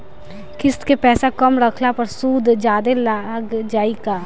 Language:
Bhojpuri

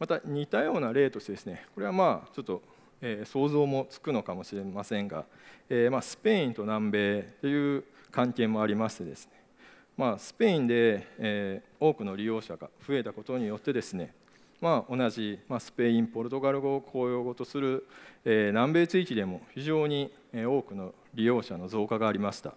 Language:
Japanese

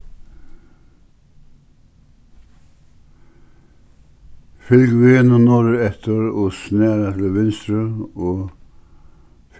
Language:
Faroese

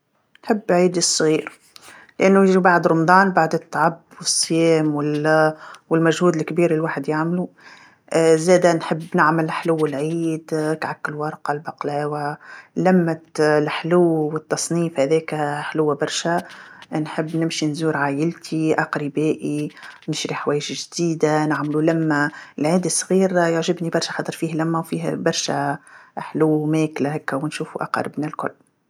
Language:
Tunisian Arabic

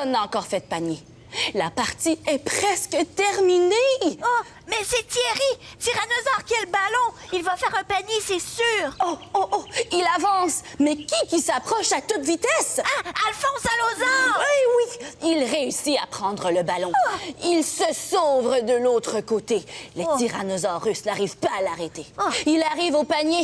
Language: French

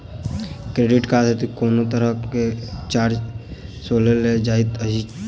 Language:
Maithili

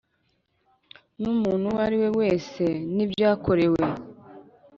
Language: Kinyarwanda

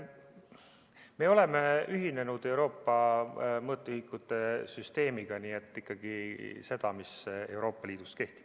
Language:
Estonian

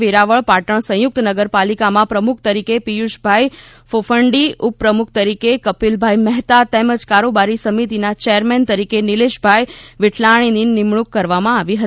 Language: Gujarati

